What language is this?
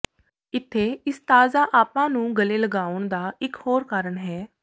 Punjabi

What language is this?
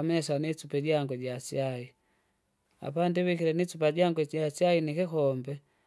Kinga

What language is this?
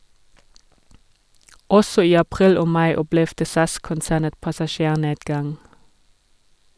Norwegian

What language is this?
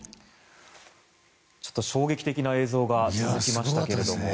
Japanese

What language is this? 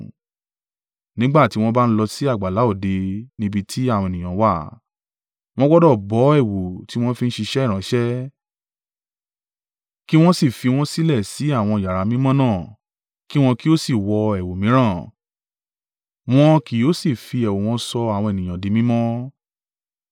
Yoruba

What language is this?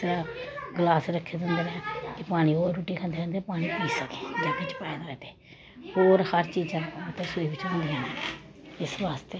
Dogri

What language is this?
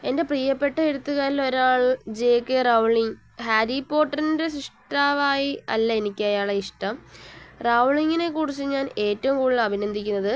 Malayalam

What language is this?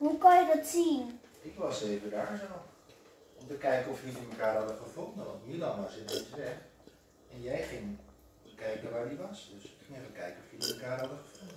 Dutch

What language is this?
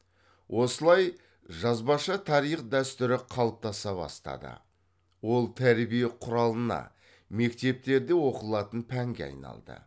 Kazakh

